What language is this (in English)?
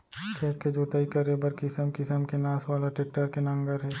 Chhattisgarhi